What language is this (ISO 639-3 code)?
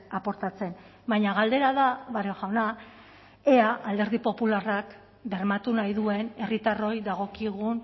eus